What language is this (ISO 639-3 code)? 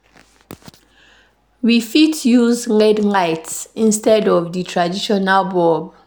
pcm